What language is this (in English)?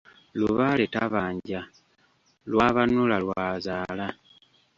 Ganda